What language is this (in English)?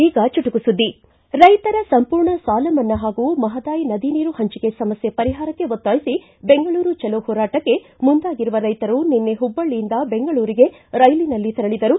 Kannada